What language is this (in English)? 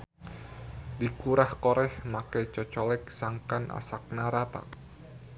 Sundanese